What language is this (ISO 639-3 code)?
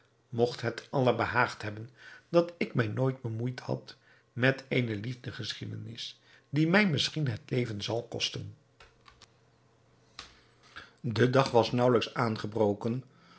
nld